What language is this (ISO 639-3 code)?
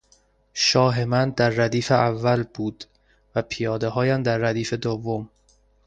fas